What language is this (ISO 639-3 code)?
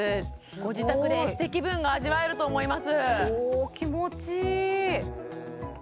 jpn